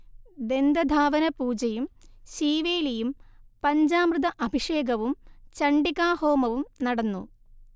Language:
Malayalam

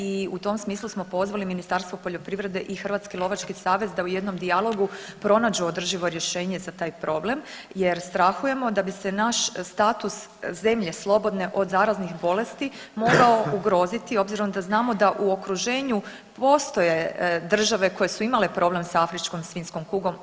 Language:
Croatian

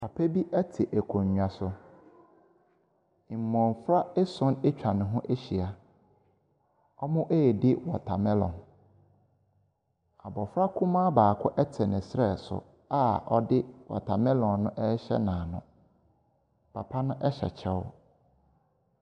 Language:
Akan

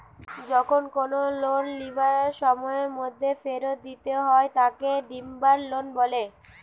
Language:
Bangla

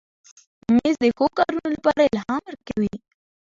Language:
Pashto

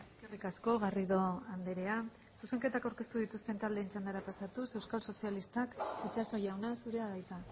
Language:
Basque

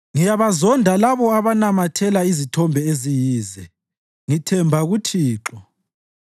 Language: North Ndebele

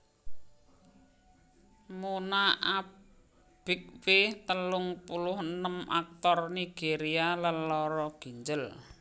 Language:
Javanese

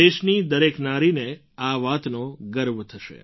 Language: Gujarati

